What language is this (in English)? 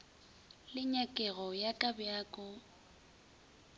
Northern Sotho